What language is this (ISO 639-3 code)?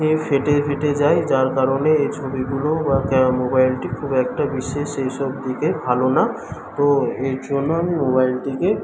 ben